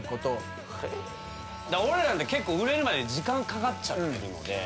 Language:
Japanese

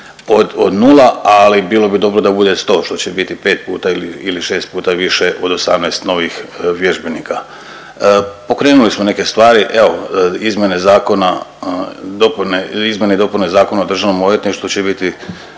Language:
Croatian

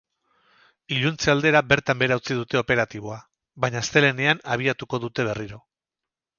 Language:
Basque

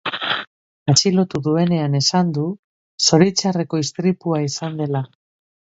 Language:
Basque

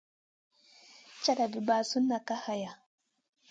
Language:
Masana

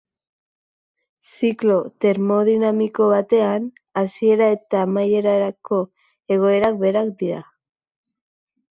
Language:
Basque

